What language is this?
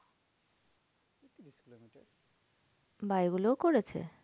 Bangla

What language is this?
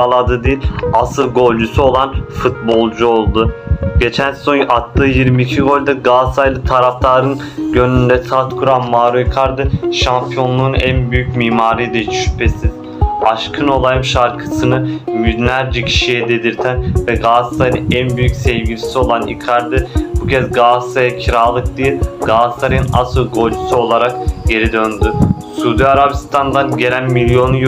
Turkish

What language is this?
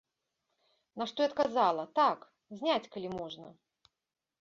Belarusian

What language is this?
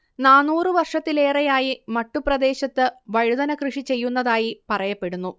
Malayalam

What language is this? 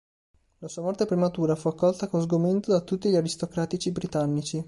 Italian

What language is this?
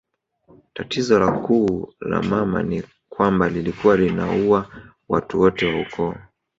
Swahili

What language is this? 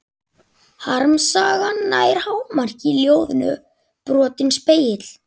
Icelandic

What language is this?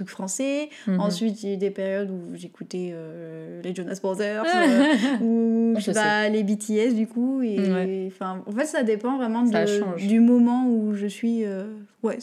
French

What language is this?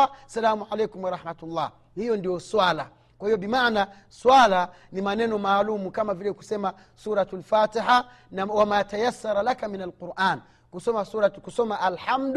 Swahili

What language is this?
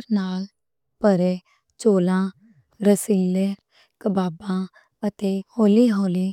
Western Panjabi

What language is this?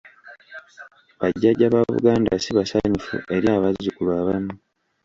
Ganda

